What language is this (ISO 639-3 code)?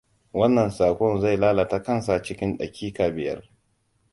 hau